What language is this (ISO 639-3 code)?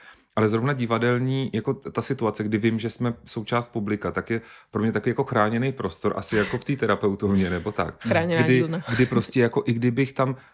ces